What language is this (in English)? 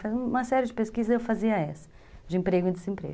Portuguese